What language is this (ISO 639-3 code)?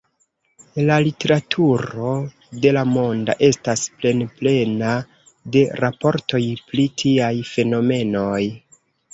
epo